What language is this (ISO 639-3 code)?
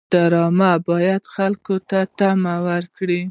pus